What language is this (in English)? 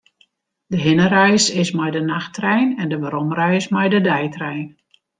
Western Frisian